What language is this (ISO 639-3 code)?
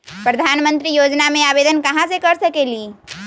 mag